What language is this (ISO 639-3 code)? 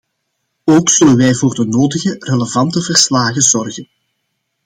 nld